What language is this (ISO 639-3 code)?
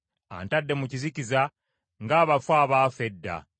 lug